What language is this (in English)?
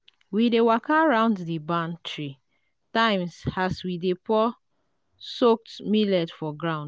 Nigerian Pidgin